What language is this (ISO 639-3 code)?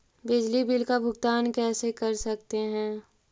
mag